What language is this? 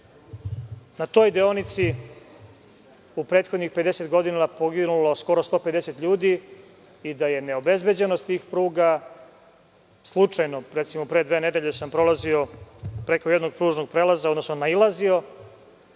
Serbian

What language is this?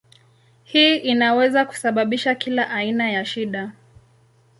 Swahili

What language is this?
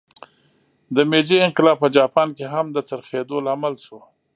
Pashto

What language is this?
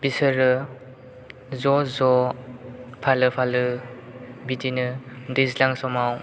Bodo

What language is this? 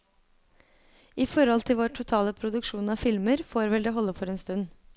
Norwegian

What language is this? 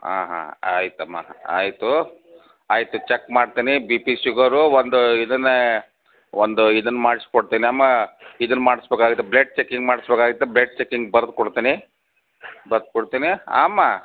Kannada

